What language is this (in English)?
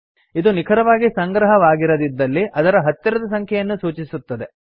Kannada